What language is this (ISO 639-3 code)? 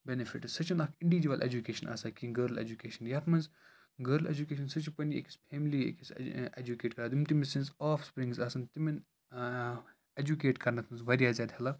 kas